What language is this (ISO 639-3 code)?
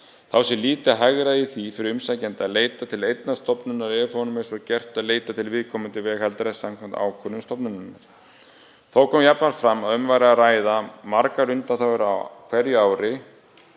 isl